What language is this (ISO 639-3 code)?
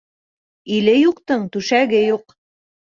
bak